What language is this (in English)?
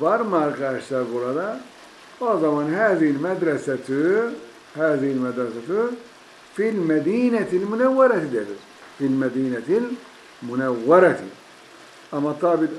Turkish